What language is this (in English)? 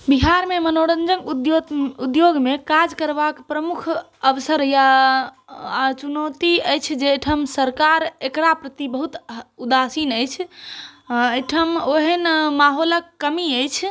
Maithili